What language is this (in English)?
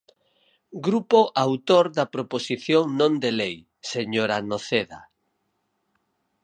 Galician